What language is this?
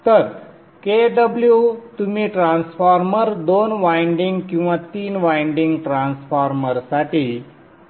Marathi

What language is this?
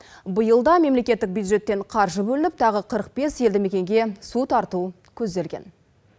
Kazakh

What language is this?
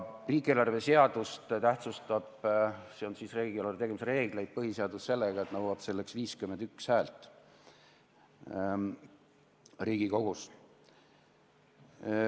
Estonian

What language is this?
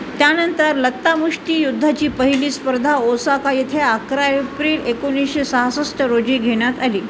Marathi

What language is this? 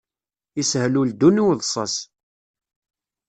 Kabyle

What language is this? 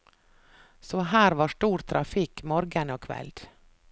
Norwegian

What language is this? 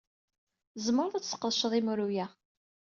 Kabyle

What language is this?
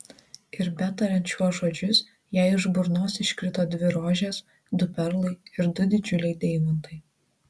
Lithuanian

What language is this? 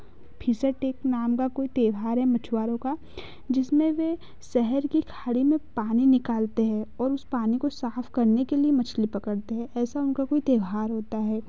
Hindi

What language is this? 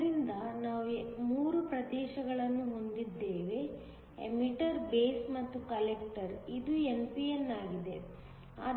Kannada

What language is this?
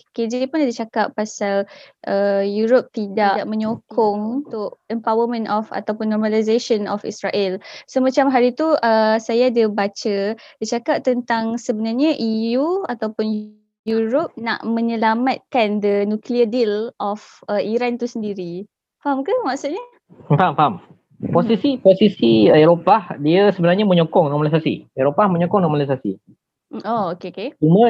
Malay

